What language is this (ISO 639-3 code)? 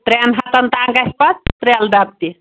kas